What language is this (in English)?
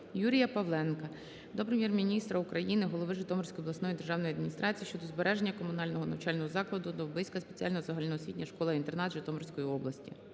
Ukrainian